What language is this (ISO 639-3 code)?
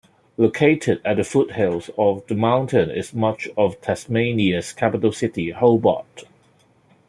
eng